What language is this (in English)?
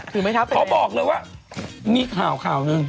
Thai